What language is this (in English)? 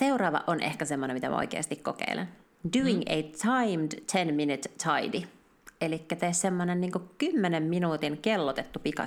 Finnish